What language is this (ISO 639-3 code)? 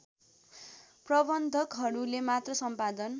nep